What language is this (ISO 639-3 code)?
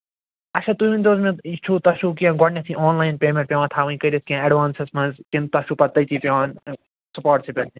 kas